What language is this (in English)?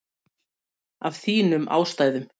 Icelandic